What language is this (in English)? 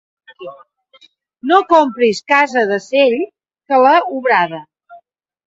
Catalan